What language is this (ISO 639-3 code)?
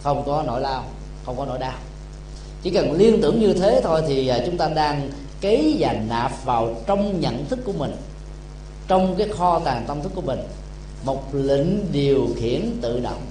vie